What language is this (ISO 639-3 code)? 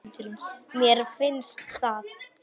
isl